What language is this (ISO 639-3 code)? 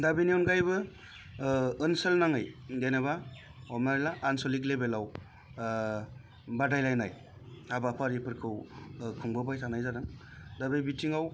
brx